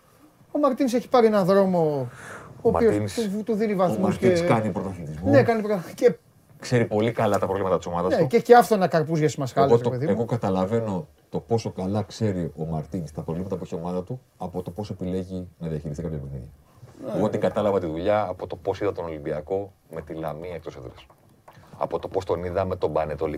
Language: Greek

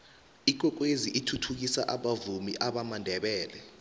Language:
South Ndebele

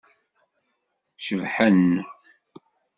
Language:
Kabyle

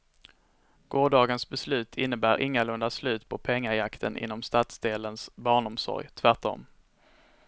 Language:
Swedish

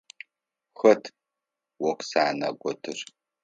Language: Adyghe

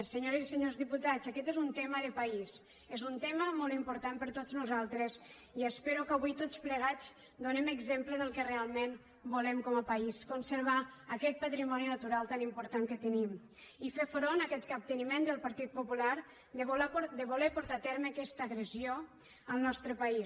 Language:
Catalan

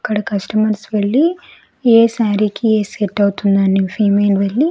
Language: Telugu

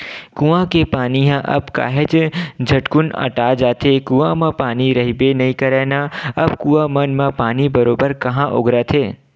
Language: Chhattisgarhi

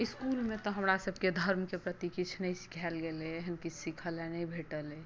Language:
Maithili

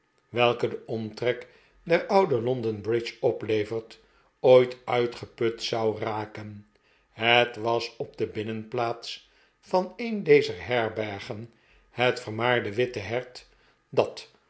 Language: Dutch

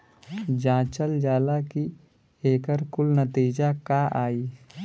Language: Bhojpuri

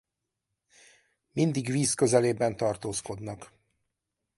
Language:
Hungarian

